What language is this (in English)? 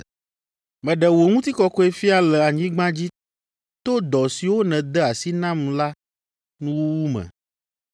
Ewe